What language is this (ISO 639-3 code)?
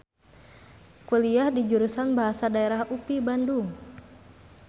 sun